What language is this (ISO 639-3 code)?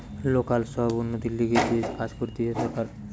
ben